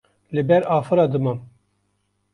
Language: Kurdish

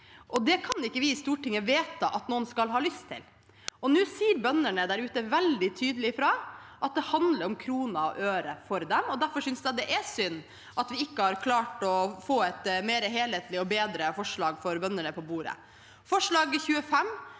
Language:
Norwegian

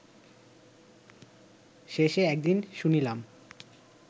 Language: Bangla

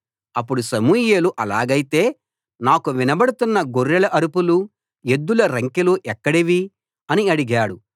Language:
Telugu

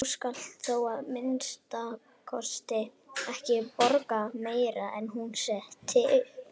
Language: Icelandic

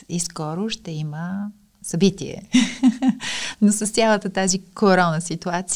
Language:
Bulgarian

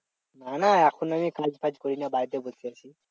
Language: Bangla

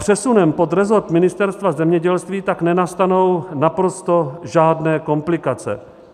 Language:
Czech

